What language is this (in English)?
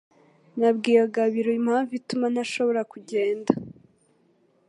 Kinyarwanda